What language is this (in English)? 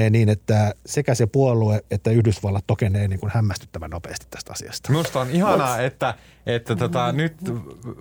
Finnish